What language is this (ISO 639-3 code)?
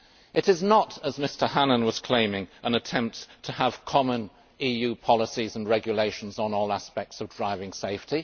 eng